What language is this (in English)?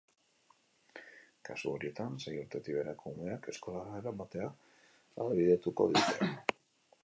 Basque